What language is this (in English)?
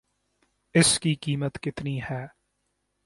Urdu